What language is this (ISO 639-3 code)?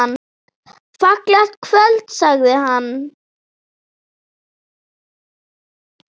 isl